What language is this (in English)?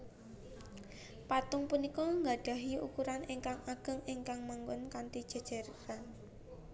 Javanese